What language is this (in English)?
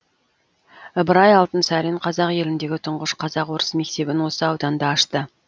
Kazakh